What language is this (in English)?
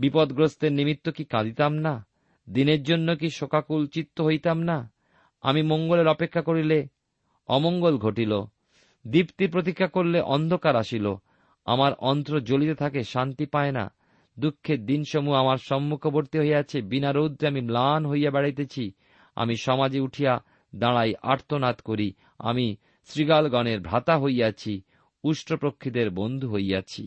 Bangla